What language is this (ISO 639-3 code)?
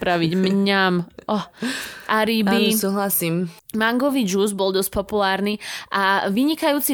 slk